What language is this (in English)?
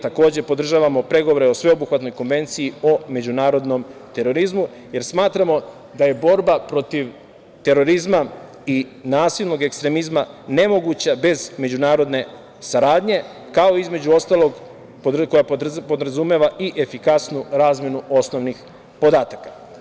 Serbian